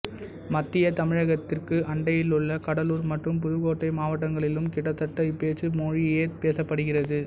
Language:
Tamil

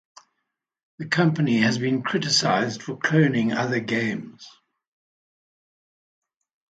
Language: English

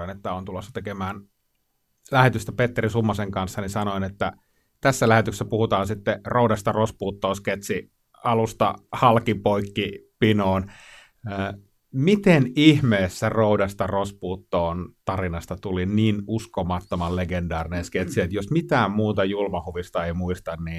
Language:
Finnish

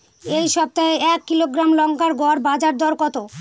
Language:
Bangla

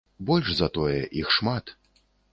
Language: Belarusian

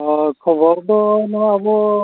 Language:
Santali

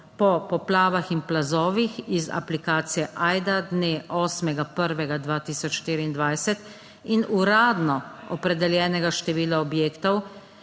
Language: Slovenian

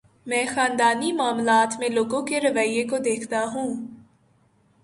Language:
Urdu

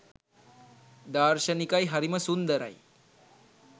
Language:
Sinhala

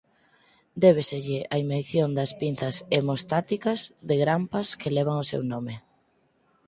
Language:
Galician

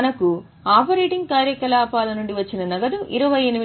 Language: Telugu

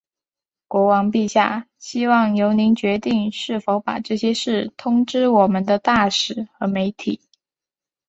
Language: Chinese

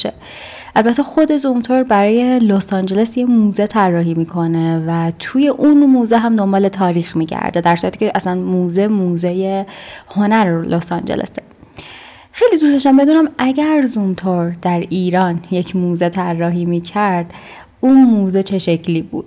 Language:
Persian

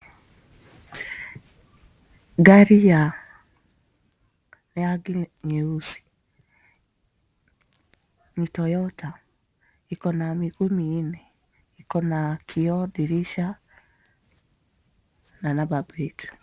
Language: Swahili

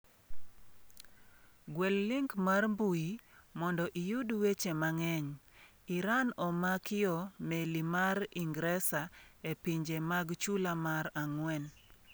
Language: Luo (Kenya and Tanzania)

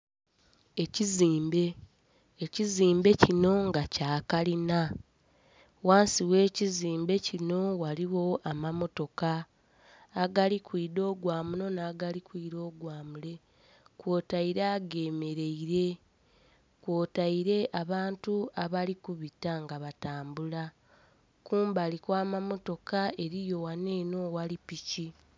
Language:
Soga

